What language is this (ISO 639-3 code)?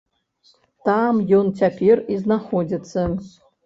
bel